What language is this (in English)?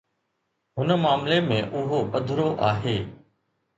Sindhi